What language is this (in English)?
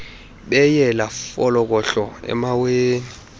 Xhosa